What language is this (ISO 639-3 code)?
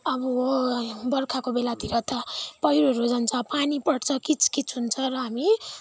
nep